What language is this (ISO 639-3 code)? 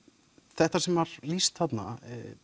isl